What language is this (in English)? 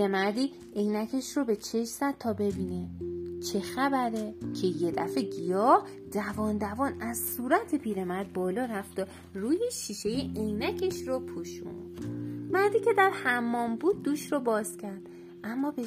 Persian